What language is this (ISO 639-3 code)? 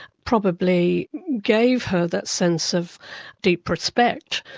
eng